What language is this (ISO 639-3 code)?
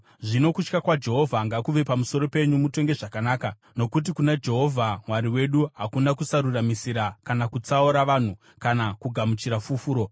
sna